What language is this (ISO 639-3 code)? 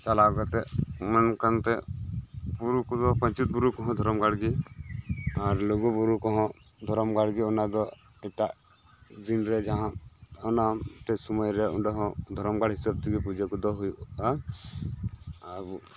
sat